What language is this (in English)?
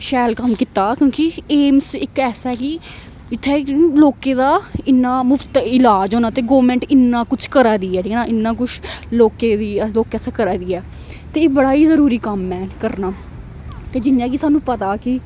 Dogri